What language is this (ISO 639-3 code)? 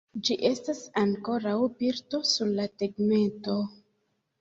epo